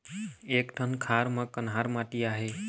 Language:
Chhattisgarhi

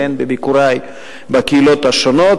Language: Hebrew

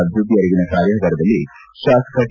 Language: Kannada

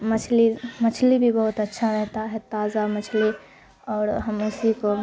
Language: Urdu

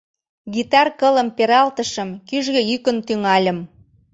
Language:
Mari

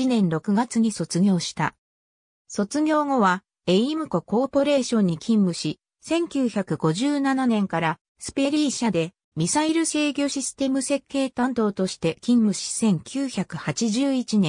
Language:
Japanese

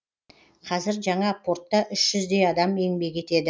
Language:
Kazakh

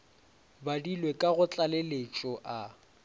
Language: Northern Sotho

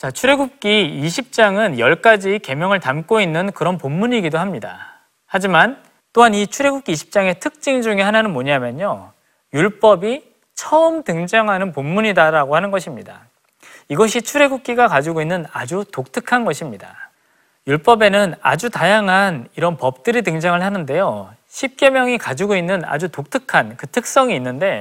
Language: Korean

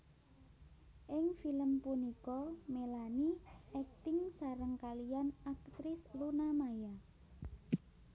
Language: Javanese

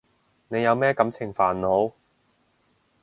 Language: Cantonese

